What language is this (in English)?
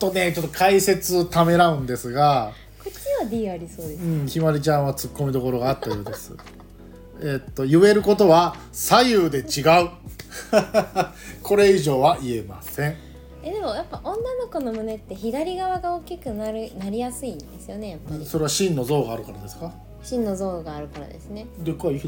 Japanese